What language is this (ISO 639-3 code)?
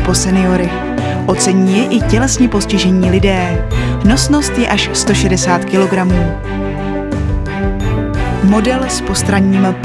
ces